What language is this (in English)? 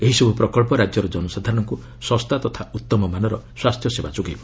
Odia